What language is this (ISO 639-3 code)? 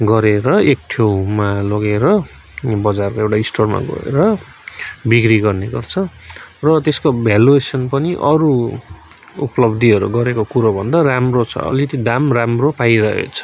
nep